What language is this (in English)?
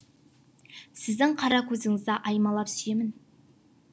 Kazakh